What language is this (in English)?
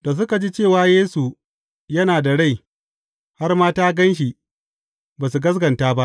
Hausa